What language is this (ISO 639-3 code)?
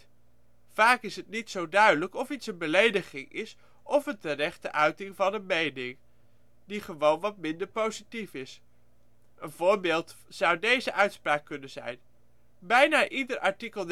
nld